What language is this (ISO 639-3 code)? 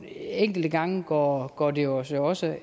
dan